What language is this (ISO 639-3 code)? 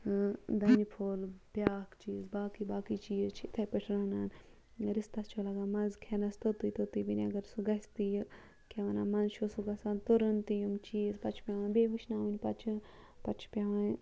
kas